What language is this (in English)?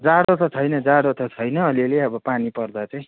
Nepali